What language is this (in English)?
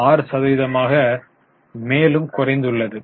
Tamil